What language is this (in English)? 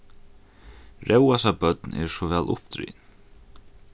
Faroese